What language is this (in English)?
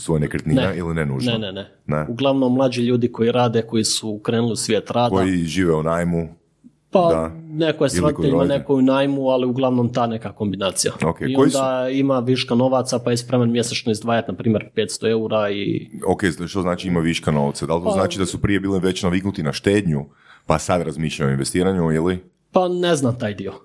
Croatian